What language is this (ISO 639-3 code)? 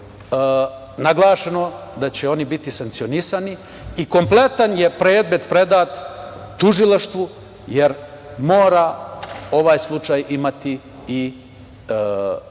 srp